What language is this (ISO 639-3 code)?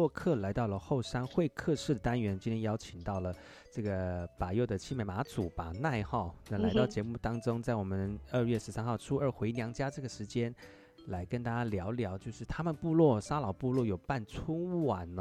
zho